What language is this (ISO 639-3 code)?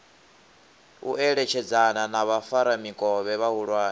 ven